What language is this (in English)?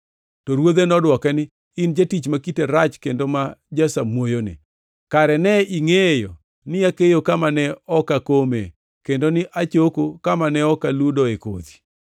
Luo (Kenya and Tanzania)